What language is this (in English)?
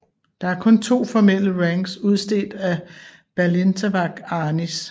Danish